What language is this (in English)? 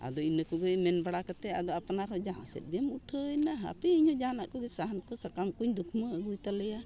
Santali